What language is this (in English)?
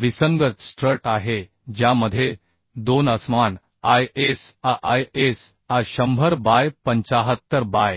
Marathi